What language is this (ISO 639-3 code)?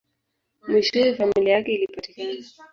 swa